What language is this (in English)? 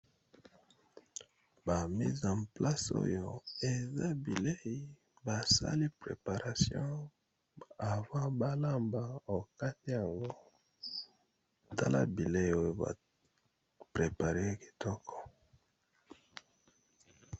Lingala